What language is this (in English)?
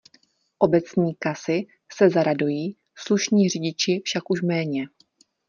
Czech